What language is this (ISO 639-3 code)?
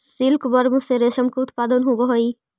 mag